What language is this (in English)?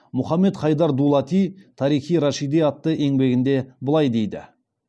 Kazakh